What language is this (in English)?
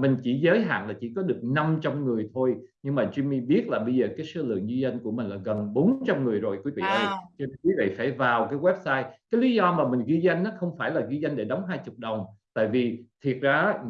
Vietnamese